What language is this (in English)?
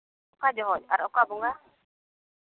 Santali